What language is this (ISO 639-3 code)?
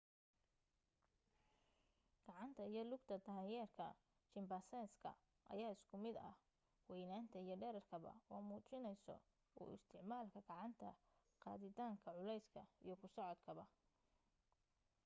som